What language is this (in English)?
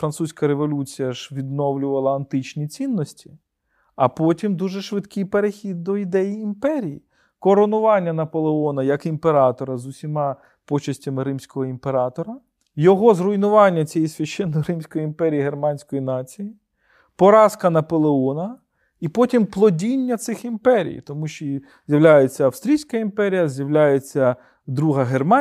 Ukrainian